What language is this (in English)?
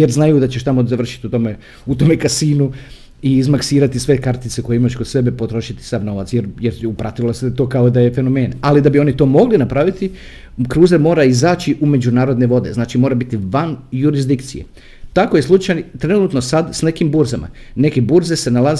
Croatian